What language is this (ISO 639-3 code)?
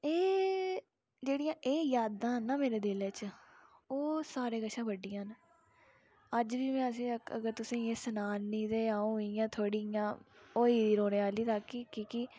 doi